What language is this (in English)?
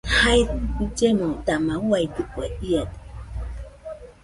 Nüpode Huitoto